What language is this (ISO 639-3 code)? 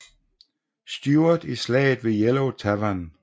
dan